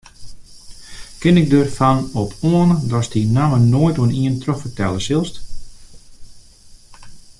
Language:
Western Frisian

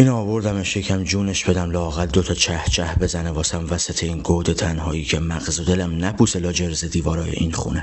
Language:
Persian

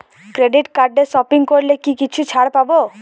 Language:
Bangla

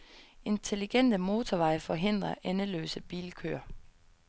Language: Danish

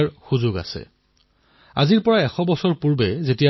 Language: Assamese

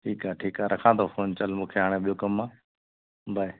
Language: Sindhi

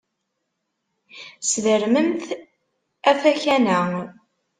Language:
Kabyle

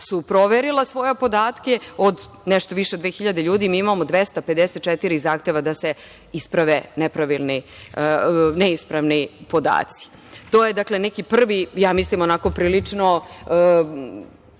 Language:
Serbian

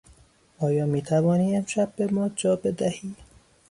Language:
Persian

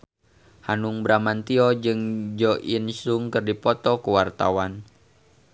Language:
Sundanese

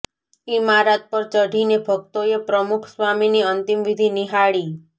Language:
Gujarati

